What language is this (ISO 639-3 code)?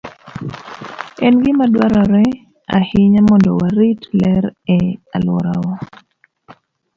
luo